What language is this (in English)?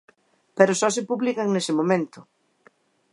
Galician